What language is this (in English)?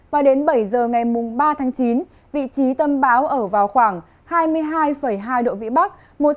Vietnamese